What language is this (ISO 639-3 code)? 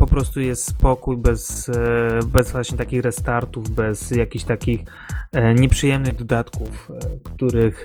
pol